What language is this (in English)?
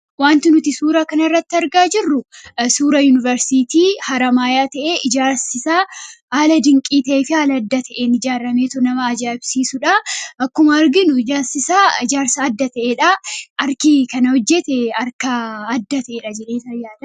Oromo